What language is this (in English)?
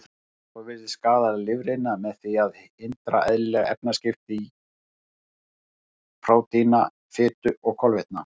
Icelandic